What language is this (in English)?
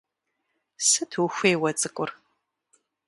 Kabardian